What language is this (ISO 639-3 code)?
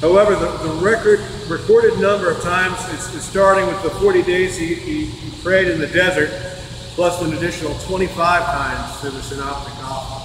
eng